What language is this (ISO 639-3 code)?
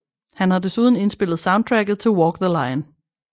dan